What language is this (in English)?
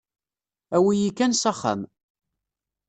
Kabyle